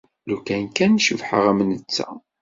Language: Kabyle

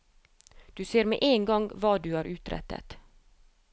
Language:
Norwegian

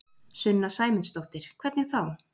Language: Icelandic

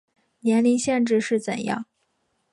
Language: Chinese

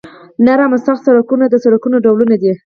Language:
Pashto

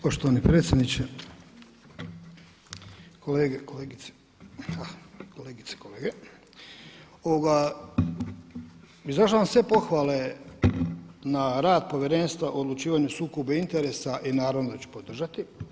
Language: Croatian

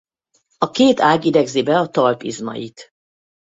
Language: Hungarian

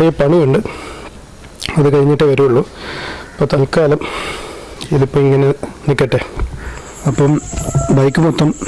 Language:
English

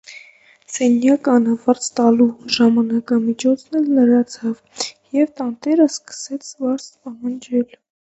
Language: Armenian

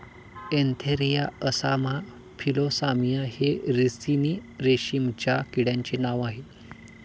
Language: Marathi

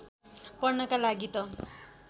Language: Nepali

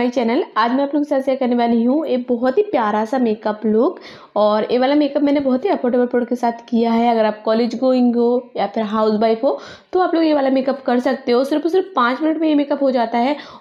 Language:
Hindi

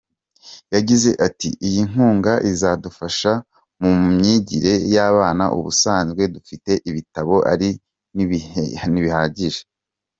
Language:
Kinyarwanda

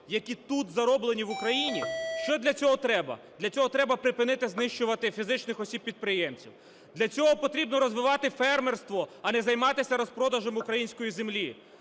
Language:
Ukrainian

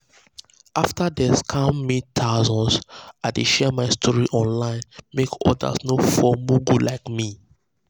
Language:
Nigerian Pidgin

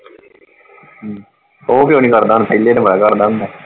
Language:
Punjabi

